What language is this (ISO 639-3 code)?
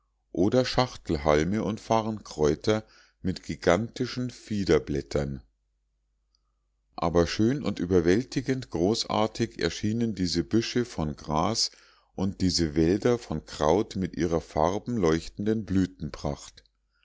deu